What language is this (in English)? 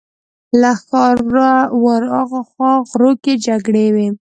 Pashto